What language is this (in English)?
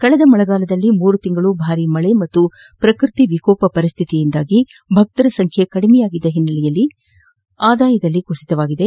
Kannada